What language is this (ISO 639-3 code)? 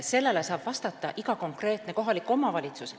est